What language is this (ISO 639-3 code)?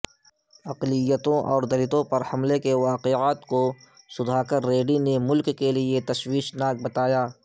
urd